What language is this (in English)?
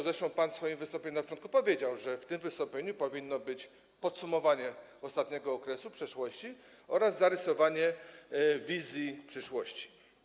Polish